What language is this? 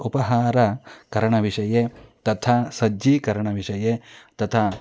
Sanskrit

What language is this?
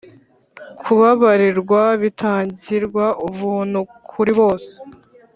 Kinyarwanda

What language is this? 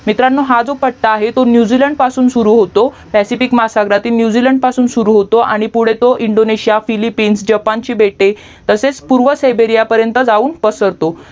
Marathi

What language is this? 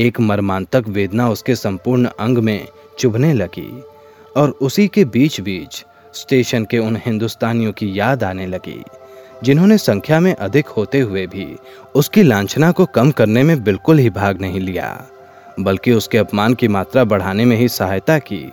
Hindi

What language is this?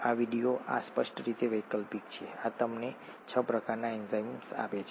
Gujarati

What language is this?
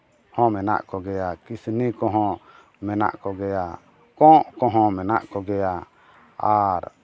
Santali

